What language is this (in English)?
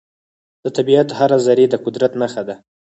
Pashto